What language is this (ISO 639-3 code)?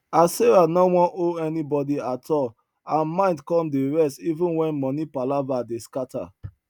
pcm